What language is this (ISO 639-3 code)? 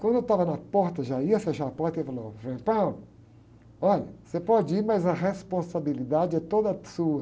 por